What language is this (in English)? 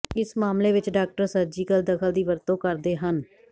Punjabi